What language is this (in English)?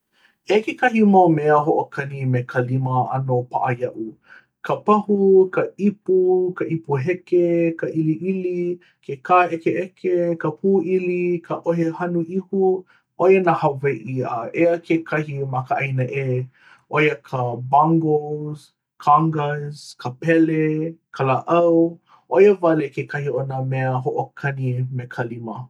Hawaiian